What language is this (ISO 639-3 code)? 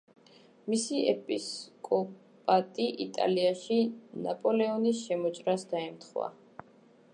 kat